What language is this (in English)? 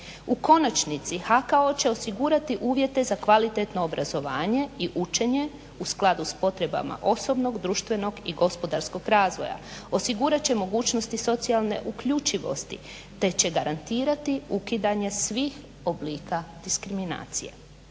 Croatian